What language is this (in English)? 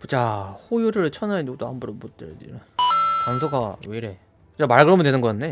Korean